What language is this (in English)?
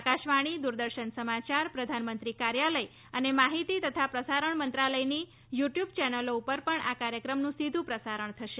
Gujarati